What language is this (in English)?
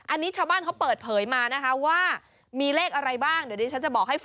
Thai